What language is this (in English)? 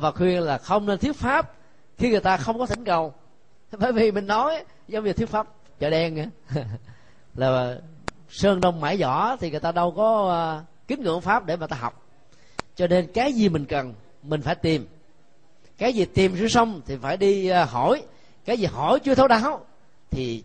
Vietnamese